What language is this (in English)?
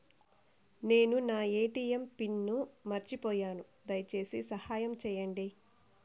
Telugu